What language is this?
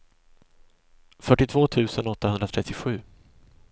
Swedish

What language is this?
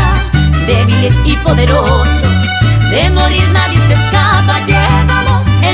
Spanish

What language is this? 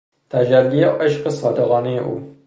Persian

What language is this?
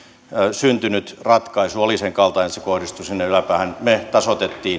Finnish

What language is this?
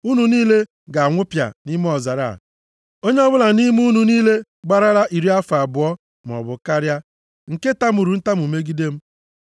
Igbo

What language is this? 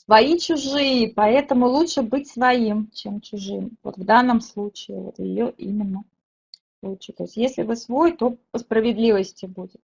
Russian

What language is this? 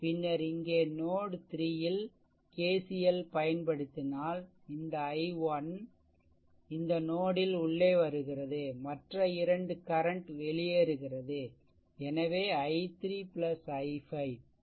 Tamil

